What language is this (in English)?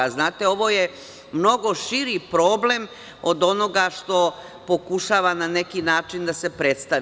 Serbian